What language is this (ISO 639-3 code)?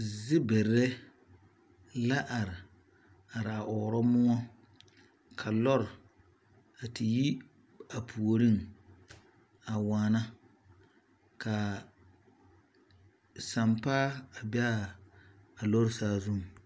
dga